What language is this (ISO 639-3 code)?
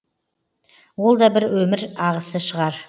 kaz